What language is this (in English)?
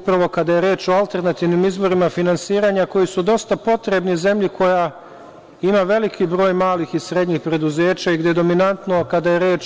Serbian